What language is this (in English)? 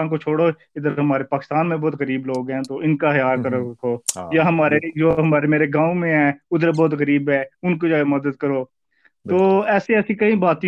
Urdu